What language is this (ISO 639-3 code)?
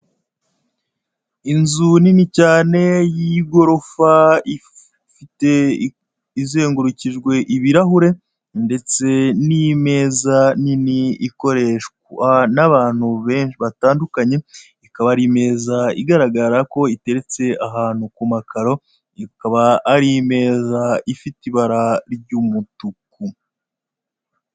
kin